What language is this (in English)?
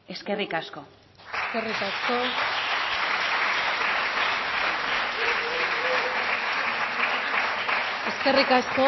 Basque